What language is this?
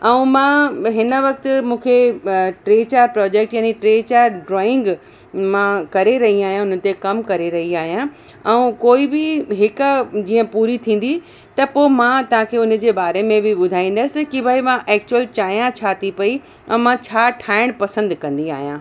Sindhi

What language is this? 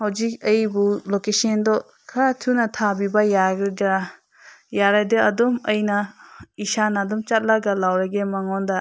Manipuri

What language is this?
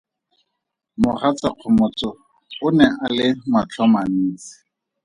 Tswana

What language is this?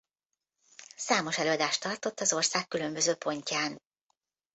Hungarian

